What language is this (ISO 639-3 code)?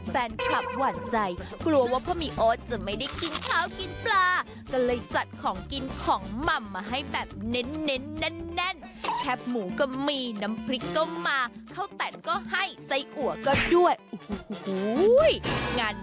tha